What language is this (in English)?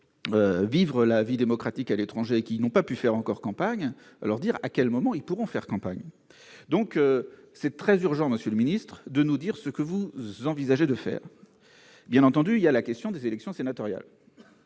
French